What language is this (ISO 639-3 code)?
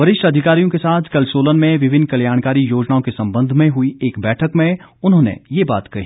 hin